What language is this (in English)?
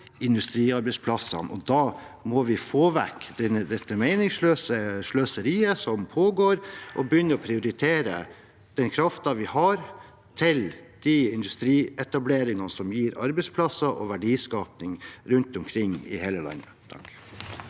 Norwegian